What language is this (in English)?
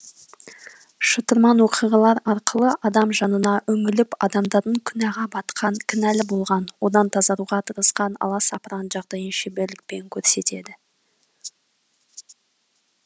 Kazakh